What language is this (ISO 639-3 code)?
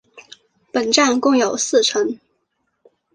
zho